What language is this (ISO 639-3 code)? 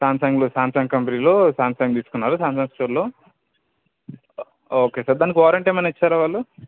tel